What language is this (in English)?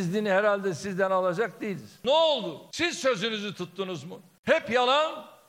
Turkish